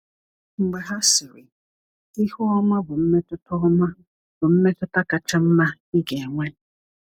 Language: Igbo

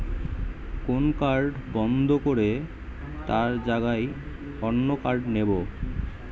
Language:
Bangla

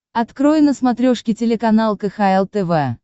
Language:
Russian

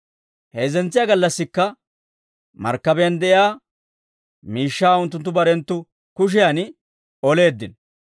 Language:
Dawro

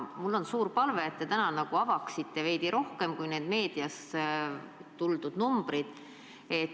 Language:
Estonian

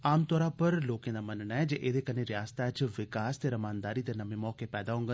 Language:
Dogri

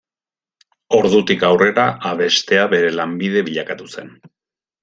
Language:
Basque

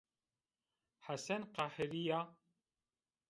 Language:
Zaza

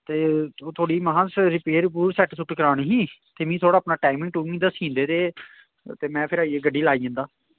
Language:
Dogri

